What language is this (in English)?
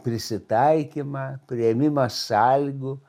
Lithuanian